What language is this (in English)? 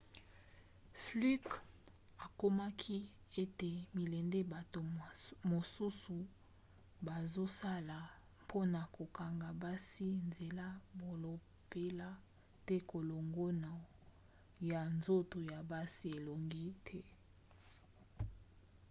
Lingala